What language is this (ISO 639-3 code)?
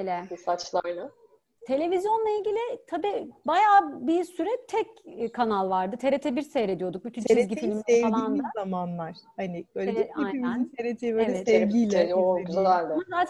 tur